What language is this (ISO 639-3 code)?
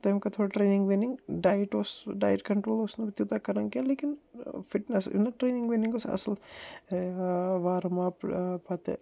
kas